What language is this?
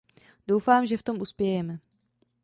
Czech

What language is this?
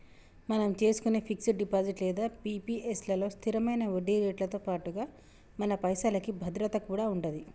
Telugu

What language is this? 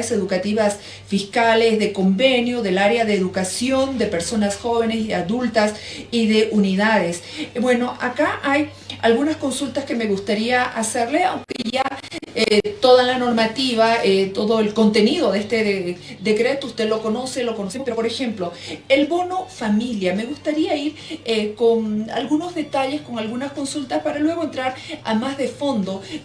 Spanish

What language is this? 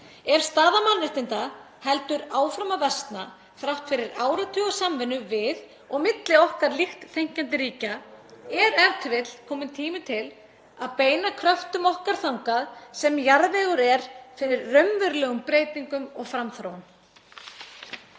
Icelandic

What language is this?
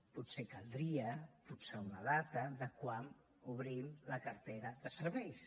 Catalan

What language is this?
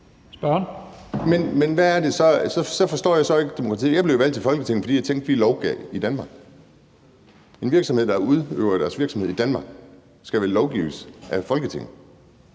Danish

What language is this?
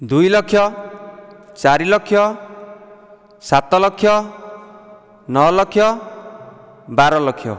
Odia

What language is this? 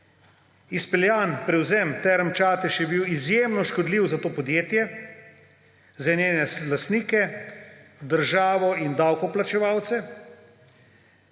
Slovenian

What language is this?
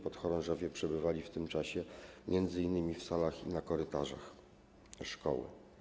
Polish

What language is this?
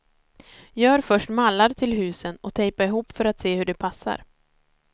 Swedish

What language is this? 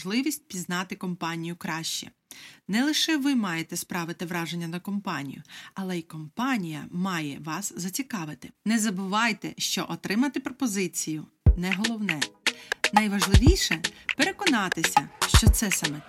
Ukrainian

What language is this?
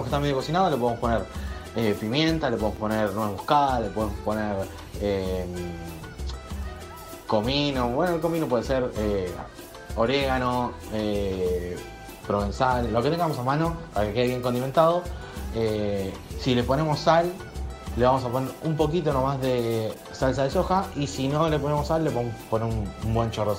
Spanish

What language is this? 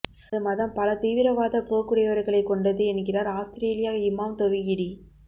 Tamil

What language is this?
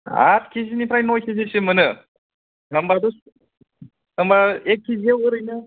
Bodo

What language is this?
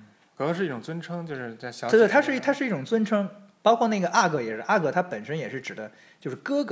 Chinese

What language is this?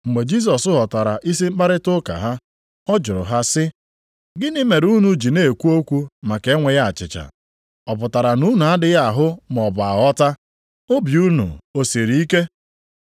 Igbo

